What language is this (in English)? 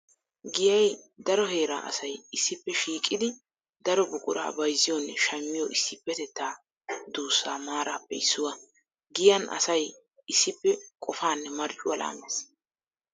Wolaytta